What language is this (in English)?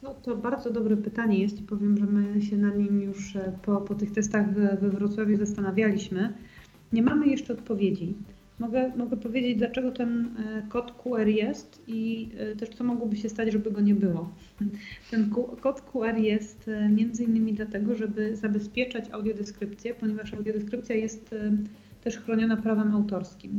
Polish